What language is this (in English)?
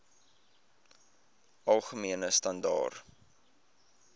Afrikaans